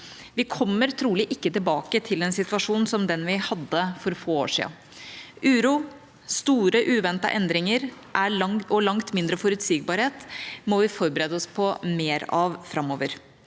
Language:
Norwegian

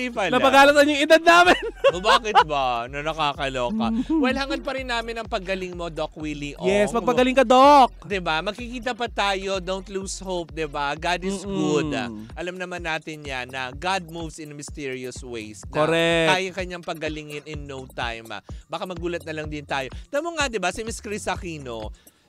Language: Filipino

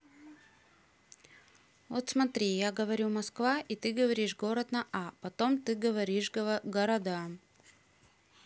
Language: Russian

